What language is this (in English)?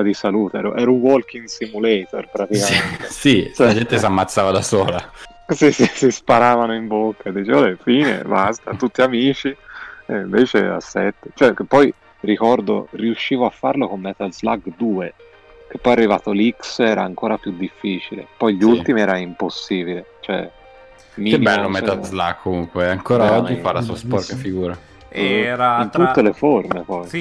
Italian